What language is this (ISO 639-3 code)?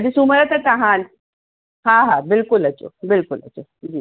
snd